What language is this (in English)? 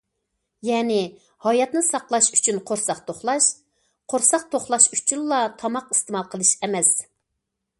Uyghur